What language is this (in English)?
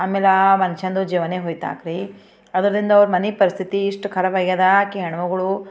Kannada